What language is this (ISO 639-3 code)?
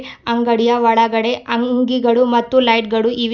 kan